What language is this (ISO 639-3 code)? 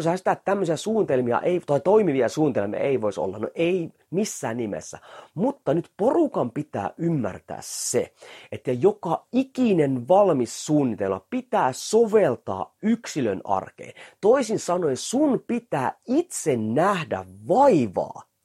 fin